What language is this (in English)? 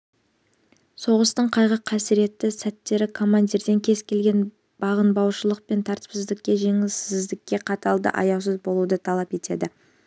Kazakh